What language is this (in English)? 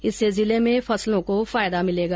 Hindi